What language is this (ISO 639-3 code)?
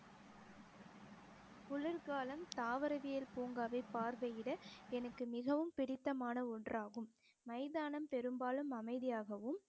tam